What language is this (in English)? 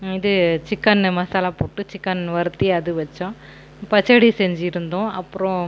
Tamil